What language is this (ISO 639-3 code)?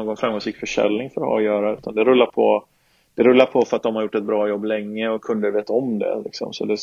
swe